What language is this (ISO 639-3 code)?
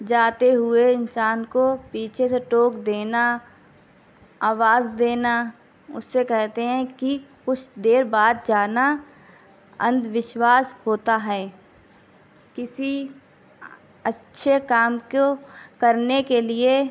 urd